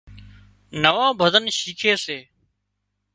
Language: Wadiyara Koli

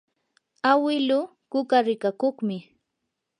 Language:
Yanahuanca Pasco Quechua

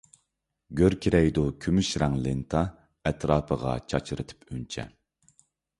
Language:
Uyghur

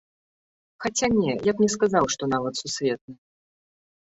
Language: Belarusian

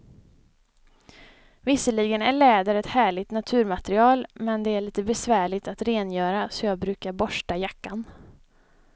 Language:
Swedish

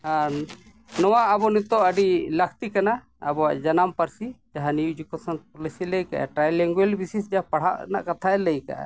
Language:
Santali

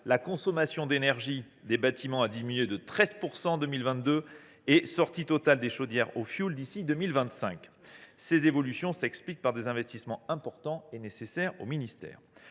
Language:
French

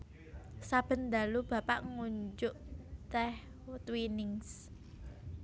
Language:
Javanese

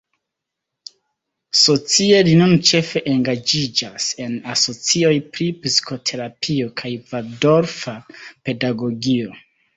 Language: Esperanto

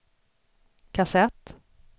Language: Swedish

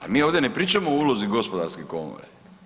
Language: Croatian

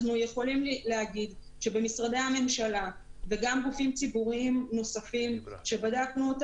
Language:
Hebrew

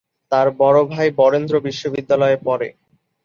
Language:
Bangla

